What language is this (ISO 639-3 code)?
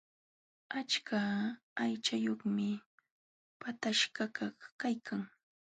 qxw